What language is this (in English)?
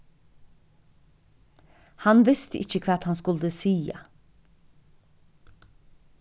Faroese